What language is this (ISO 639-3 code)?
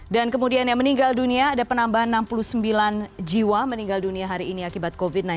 ind